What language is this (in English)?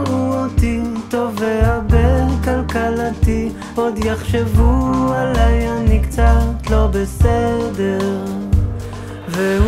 Hebrew